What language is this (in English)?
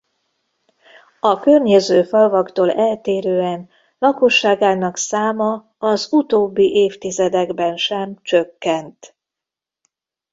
Hungarian